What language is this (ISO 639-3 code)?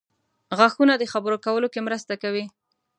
pus